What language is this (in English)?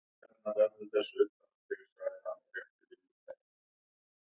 Icelandic